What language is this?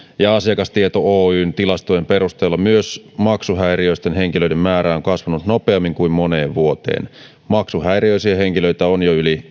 Finnish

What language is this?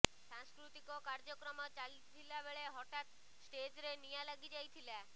Odia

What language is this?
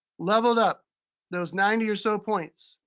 English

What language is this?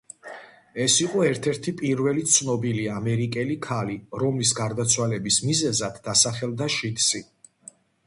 Georgian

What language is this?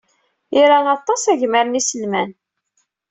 Kabyle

